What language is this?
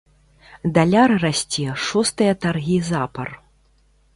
Belarusian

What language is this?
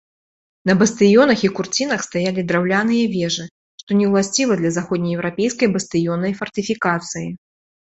Belarusian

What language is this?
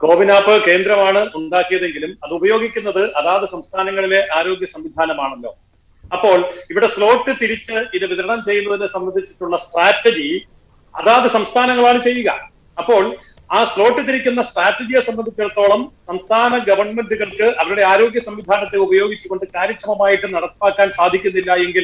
Turkish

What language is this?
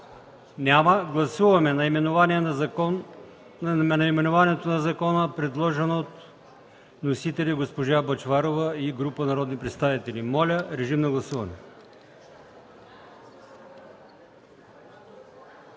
Bulgarian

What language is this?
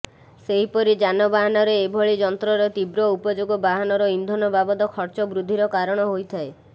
Odia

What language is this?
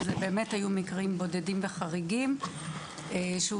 Hebrew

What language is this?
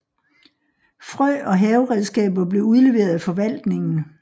Danish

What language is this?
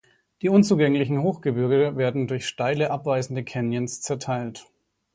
German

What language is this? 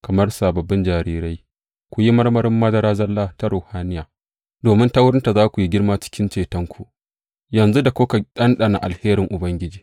Hausa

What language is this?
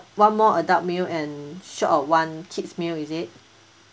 English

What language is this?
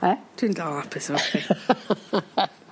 Welsh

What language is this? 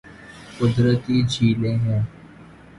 Urdu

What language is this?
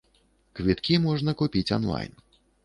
Belarusian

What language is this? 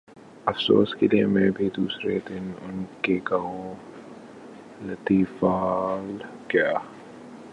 Urdu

